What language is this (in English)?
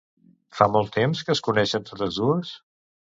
Catalan